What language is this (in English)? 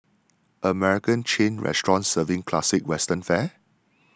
English